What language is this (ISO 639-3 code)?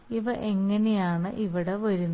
mal